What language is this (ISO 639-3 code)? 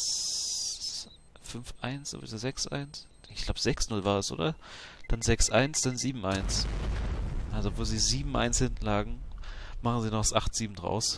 deu